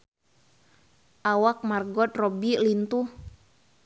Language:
Sundanese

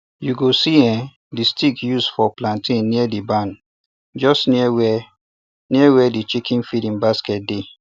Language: Nigerian Pidgin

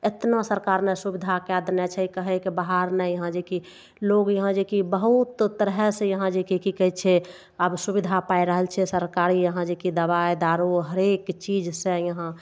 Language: Maithili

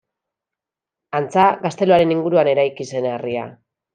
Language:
Basque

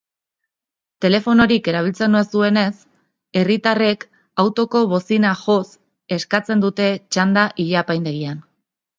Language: Basque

